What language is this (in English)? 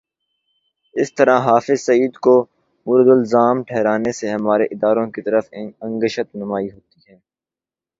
Urdu